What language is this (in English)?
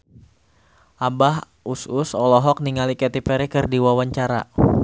Sundanese